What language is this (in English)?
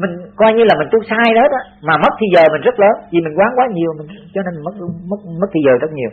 Vietnamese